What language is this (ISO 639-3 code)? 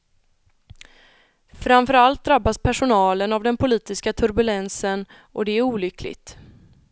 swe